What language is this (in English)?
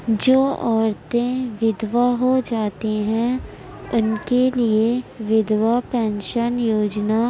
Urdu